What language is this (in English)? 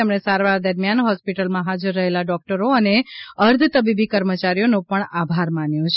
Gujarati